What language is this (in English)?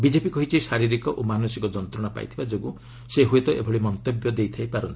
Odia